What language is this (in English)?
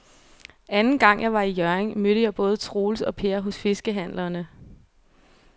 Danish